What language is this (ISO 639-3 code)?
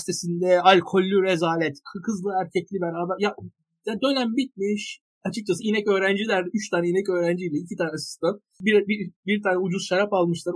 tur